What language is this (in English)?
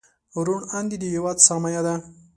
Pashto